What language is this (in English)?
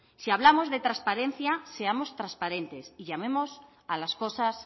Spanish